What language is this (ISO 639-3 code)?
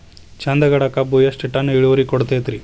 kan